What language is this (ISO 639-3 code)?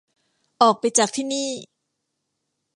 tha